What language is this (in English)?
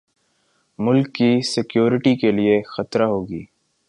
Urdu